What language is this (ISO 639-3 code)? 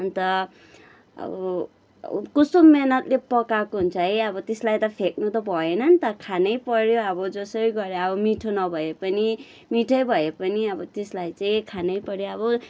nep